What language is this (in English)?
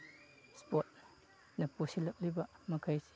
Manipuri